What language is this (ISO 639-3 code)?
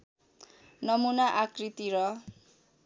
nep